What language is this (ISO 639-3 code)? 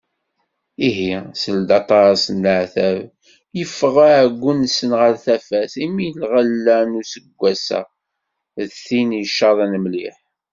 kab